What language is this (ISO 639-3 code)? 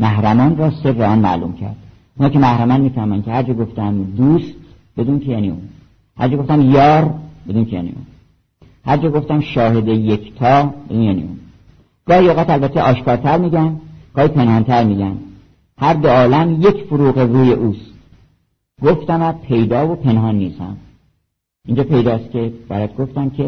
fas